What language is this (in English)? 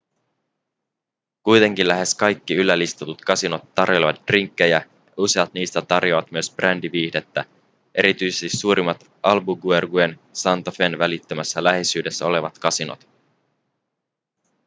Finnish